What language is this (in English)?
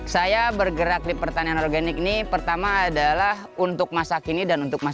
Indonesian